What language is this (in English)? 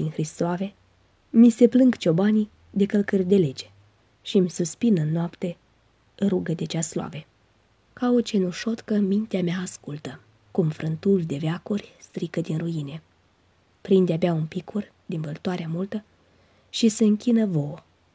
Romanian